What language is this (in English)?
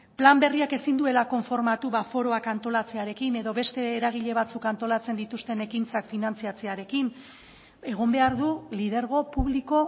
Basque